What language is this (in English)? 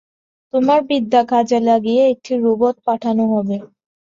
Bangla